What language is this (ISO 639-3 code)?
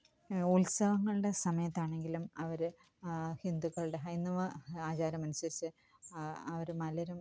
mal